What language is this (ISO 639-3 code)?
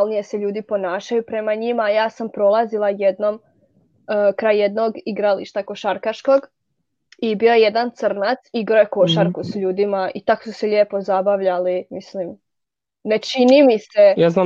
hrv